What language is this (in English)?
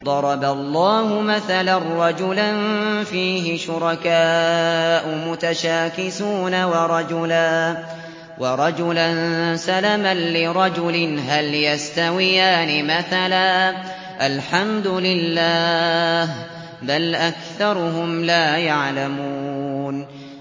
Arabic